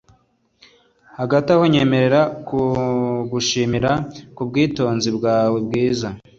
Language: Kinyarwanda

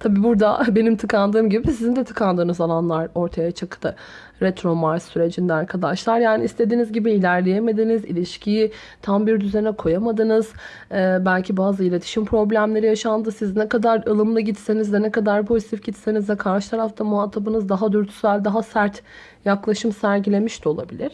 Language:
Turkish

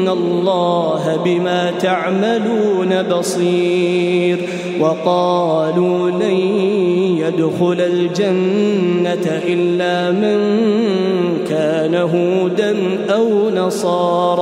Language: Arabic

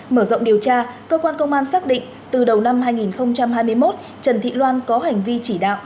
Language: Vietnamese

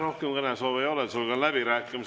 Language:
Estonian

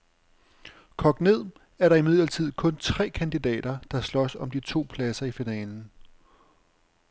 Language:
Danish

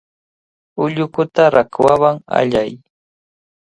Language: Cajatambo North Lima Quechua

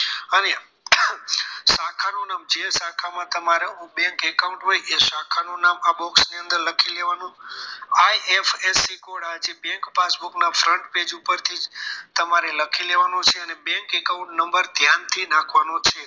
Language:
Gujarati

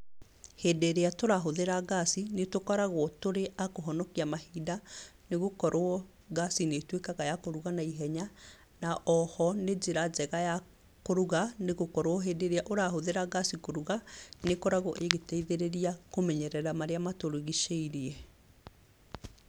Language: Kikuyu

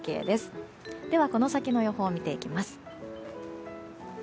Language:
Japanese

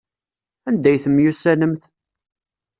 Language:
Kabyle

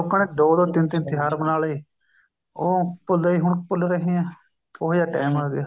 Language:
Punjabi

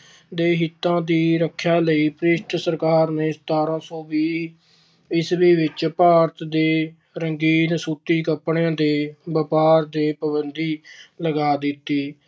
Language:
Punjabi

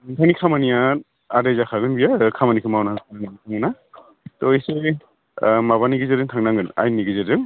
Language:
Bodo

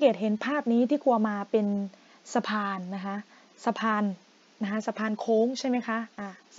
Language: Thai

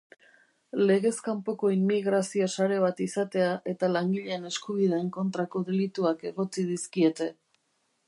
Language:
Basque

